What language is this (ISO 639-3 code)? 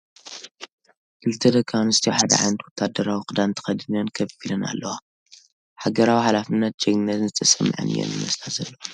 tir